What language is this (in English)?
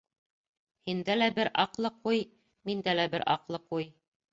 Bashkir